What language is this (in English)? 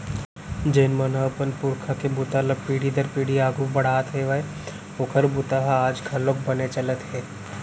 Chhattisgarhi